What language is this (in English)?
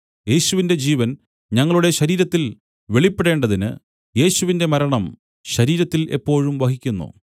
Malayalam